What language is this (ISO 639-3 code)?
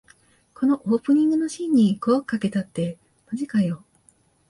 jpn